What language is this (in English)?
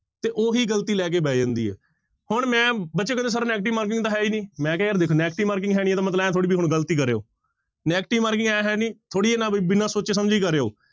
Punjabi